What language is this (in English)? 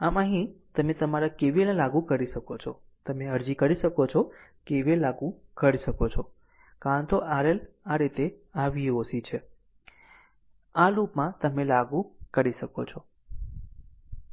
Gujarati